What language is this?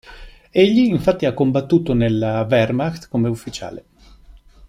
Italian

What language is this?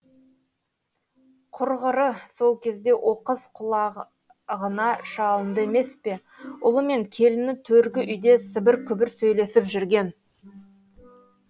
Kazakh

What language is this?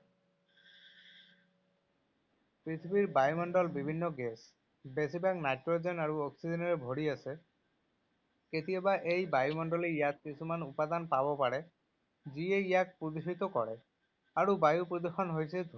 Assamese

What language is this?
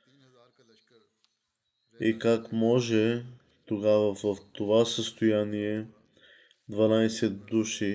Bulgarian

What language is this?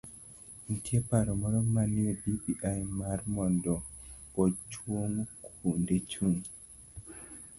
Luo (Kenya and Tanzania)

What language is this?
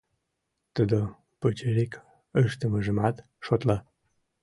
Mari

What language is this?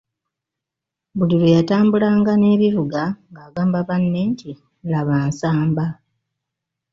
Ganda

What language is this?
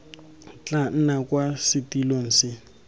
Tswana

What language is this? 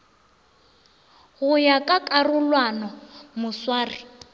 Northern Sotho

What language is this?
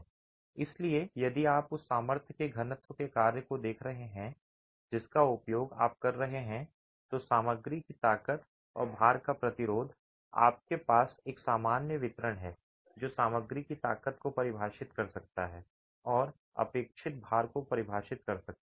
Hindi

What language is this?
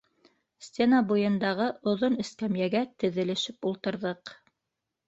Bashkir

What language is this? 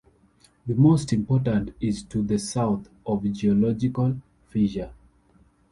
English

